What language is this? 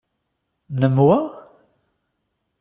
Kabyle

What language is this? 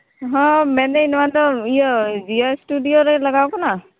Santali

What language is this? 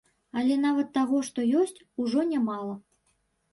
Belarusian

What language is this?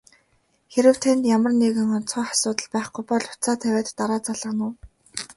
Mongolian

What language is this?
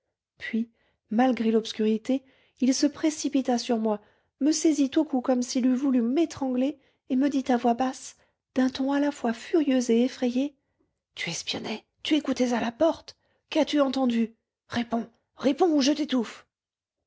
French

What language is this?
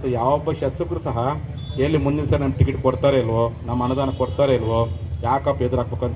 Thai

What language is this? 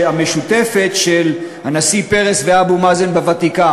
Hebrew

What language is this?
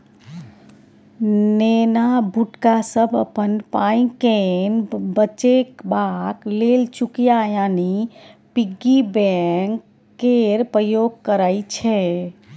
Maithili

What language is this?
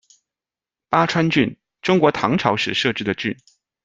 Chinese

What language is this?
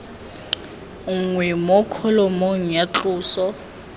Tswana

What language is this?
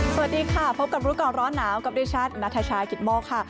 Thai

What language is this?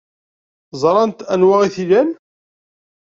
Kabyle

